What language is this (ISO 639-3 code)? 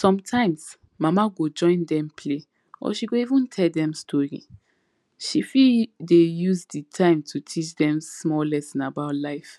pcm